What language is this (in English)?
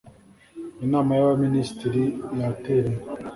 Kinyarwanda